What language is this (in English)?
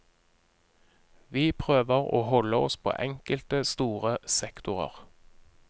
Norwegian